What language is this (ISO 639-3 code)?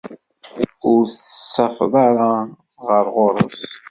kab